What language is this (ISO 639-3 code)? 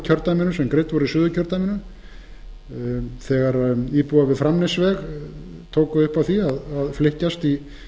isl